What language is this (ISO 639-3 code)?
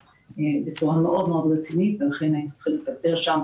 heb